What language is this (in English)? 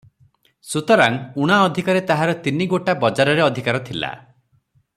Odia